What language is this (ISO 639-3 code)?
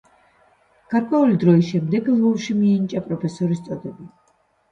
kat